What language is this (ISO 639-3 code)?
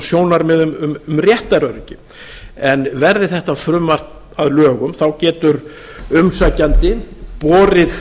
isl